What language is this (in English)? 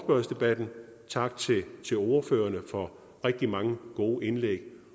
Danish